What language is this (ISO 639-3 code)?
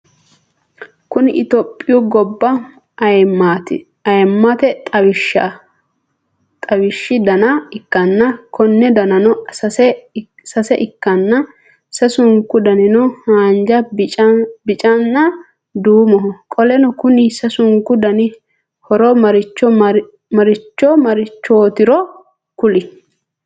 sid